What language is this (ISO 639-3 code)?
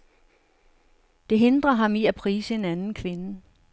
dan